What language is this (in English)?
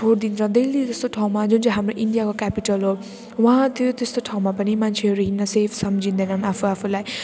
Nepali